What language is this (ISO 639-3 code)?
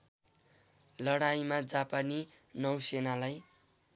nep